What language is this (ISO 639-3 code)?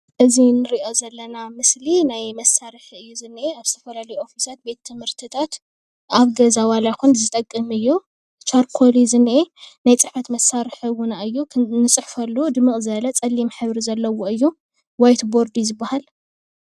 tir